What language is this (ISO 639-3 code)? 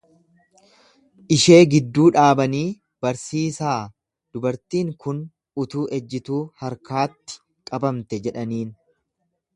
orm